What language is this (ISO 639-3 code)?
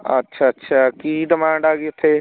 pan